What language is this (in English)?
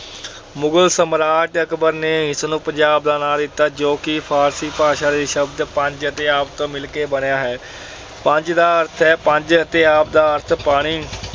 Punjabi